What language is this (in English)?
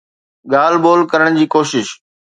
Sindhi